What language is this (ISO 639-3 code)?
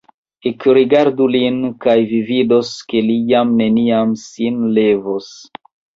epo